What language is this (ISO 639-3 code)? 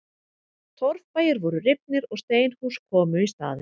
isl